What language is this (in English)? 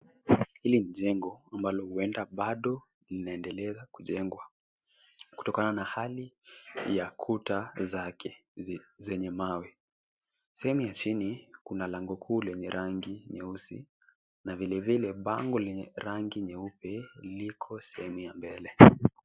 Swahili